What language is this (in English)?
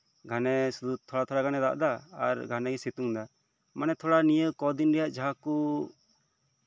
Santali